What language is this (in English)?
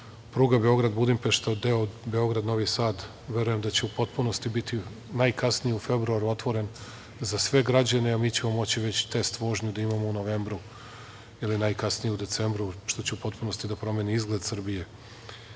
Serbian